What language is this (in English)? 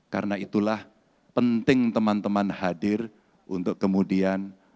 Indonesian